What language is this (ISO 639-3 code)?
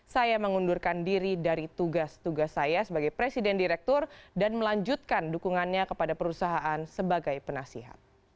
ind